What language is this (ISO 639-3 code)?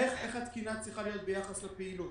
heb